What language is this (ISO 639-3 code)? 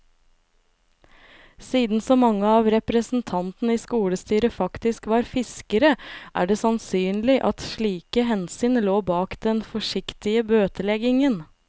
nor